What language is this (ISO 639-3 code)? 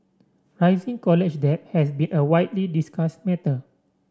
eng